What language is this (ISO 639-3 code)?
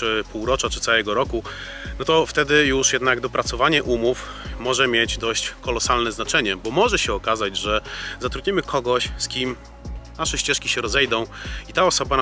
pol